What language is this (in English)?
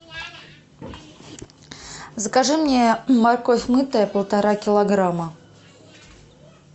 Russian